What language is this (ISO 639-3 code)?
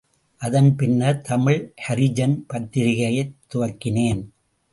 tam